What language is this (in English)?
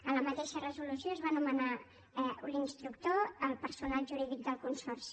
Catalan